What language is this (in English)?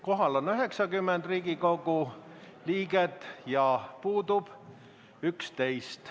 Estonian